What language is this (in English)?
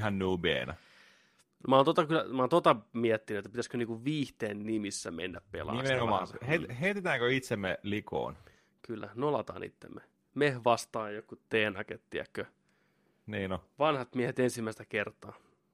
Finnish